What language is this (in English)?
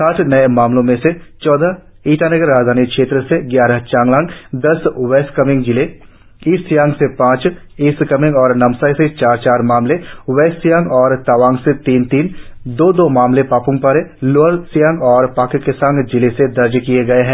Hindi